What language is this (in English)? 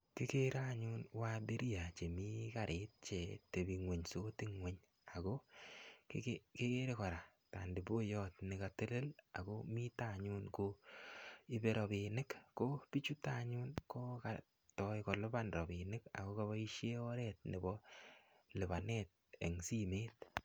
Kalenjin